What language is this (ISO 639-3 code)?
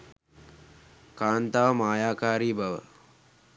sin